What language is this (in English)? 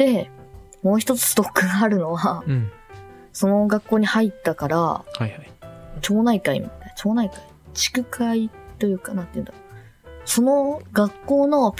Japanese